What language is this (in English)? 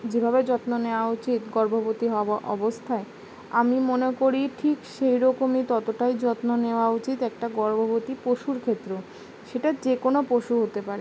Bangla